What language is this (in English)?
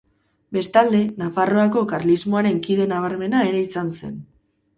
Basque